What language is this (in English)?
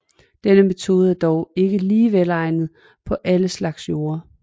Danish